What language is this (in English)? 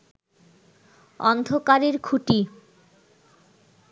Bangla